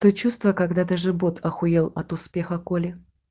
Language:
Russian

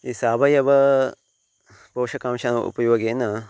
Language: Sanskrit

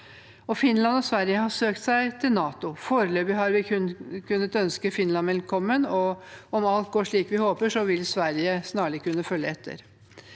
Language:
Norwegian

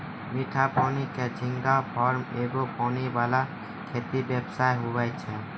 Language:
Maithili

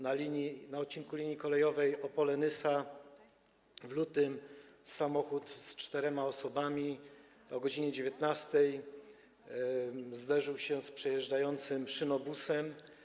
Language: Polish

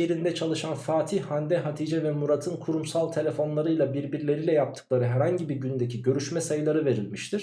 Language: Turkish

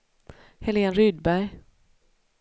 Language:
Swedish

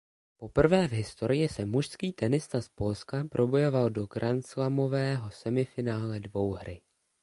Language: Czech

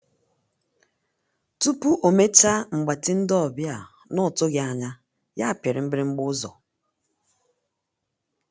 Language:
Igbo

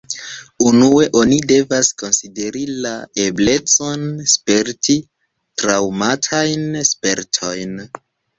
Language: Esperanto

